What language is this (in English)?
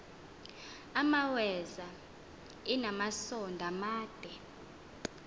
Xhosa